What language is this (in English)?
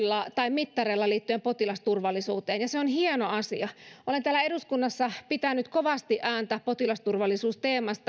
Finnish